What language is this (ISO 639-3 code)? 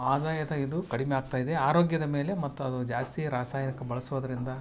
kan